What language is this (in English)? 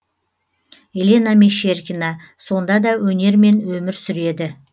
Kazakh